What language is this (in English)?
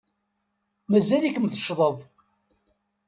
Kabyle